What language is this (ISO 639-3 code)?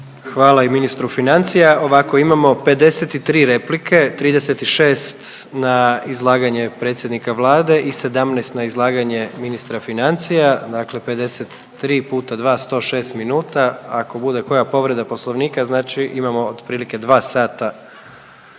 hrv